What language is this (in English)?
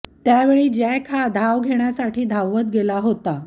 Marathi